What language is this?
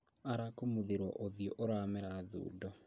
Kikuyu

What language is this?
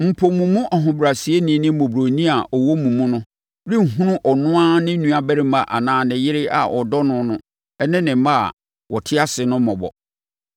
Akan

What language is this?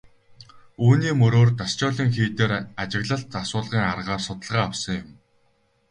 Mongolian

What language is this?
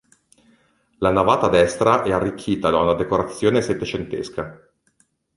Italian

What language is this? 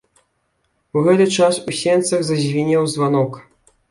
Belarusian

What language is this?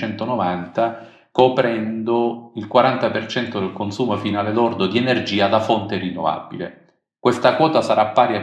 Italian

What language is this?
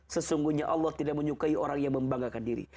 Indonesian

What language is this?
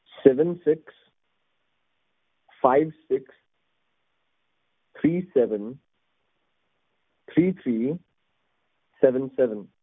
Punjabi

